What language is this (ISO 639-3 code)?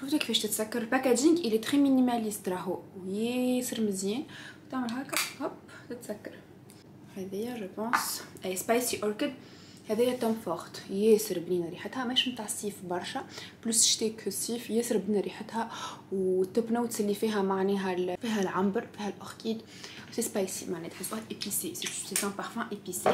ara